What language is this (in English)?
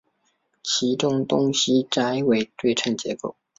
Chinese